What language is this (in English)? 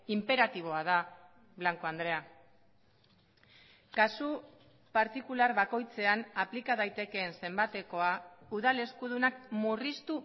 Basque